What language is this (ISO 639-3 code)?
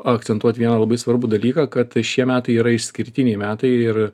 lit